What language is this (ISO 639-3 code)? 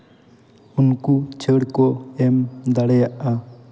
sat